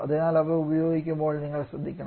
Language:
Malayalam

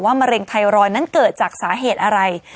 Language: Thai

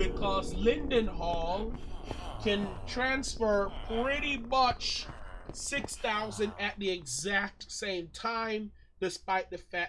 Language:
English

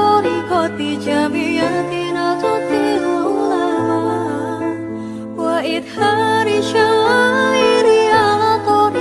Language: Indonesian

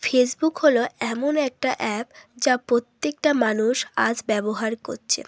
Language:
Bangla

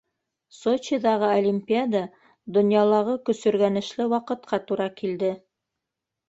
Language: Bashkir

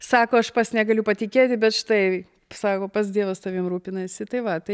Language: Lithuanian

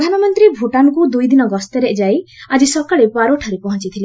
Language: Odia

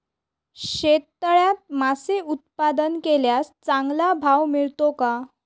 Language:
Marathi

